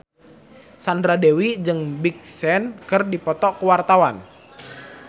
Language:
Sundanese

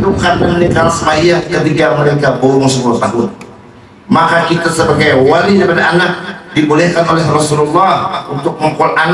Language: Indonesian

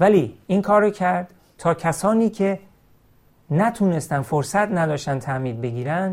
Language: Persian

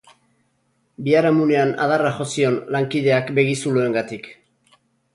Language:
Basque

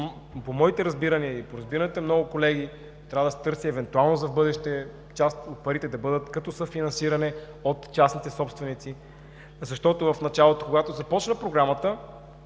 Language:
Bulgarian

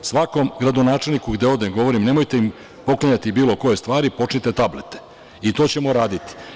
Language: Serbian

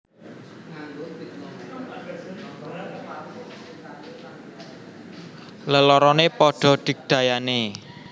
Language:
Javanese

